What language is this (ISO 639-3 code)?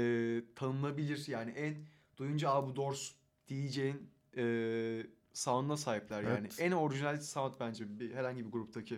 tur